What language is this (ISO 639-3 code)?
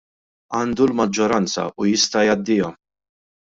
mlt